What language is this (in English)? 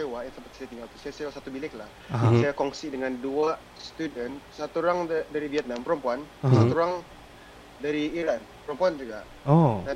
Malay